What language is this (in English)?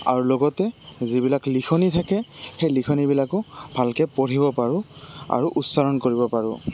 Assamese